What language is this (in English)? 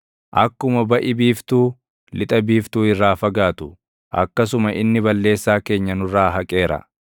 Oromo